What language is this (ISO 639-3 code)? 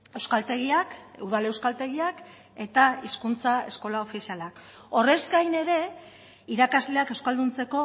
eus